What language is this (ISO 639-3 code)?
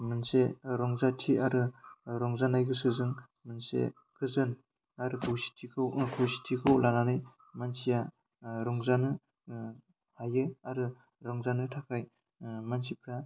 brx